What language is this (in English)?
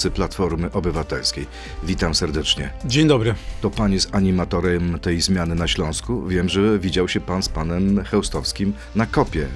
Polish